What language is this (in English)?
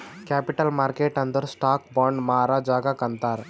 Kannada